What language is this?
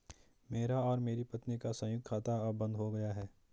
Hindi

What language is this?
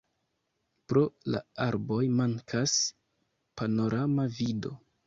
Esperanto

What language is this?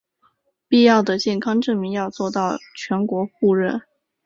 Chinese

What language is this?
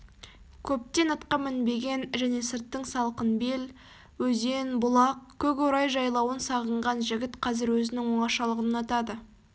Kazakh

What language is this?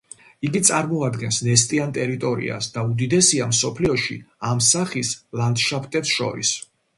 Georgian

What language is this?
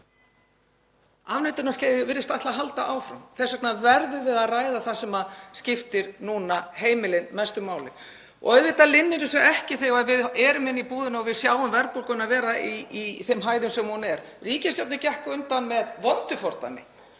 Icelandic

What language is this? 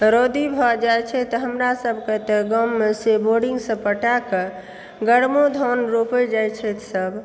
Maithili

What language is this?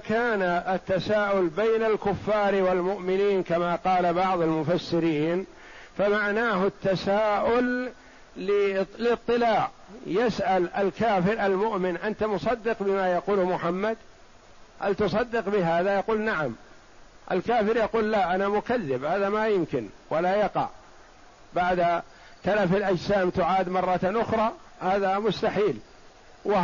Arabic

